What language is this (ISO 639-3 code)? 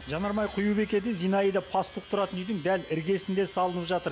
kaz